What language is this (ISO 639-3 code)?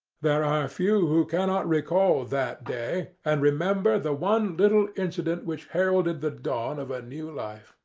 eng